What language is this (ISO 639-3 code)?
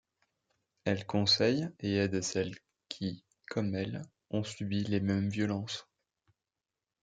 fra